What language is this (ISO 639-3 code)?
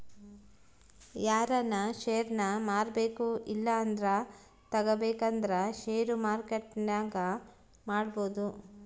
kan